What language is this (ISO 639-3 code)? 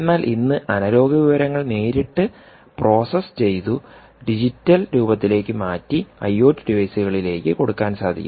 mal